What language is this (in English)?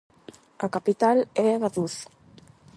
Galician